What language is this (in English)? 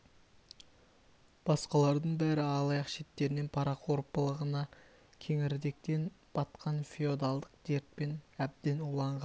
Kazakh